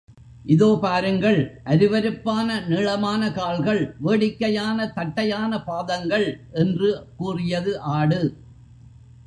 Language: Tamil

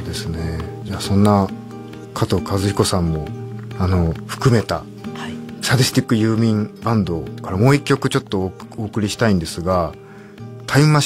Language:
Japanese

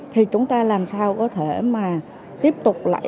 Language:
Vietnamese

